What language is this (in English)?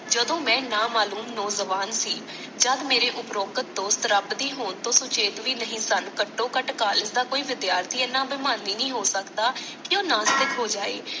Punjabi